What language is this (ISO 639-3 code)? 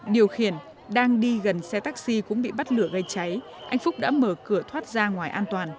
vie